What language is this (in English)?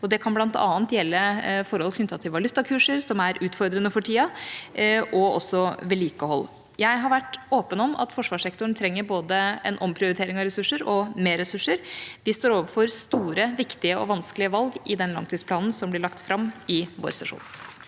Norwegian